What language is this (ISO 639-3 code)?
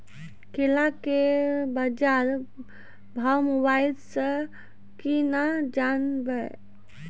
mai